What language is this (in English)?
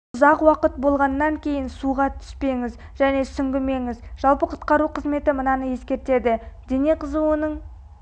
Kazakh